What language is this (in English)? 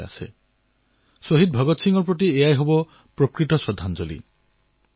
Assamese